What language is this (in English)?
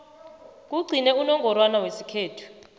South Ndebele